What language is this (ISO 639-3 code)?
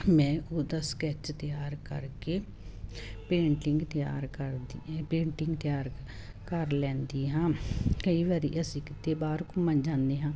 pan